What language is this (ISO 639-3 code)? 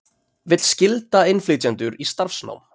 isl